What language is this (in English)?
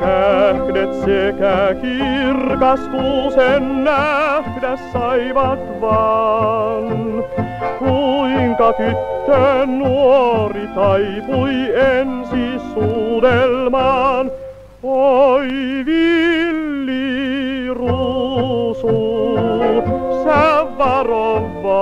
Finnish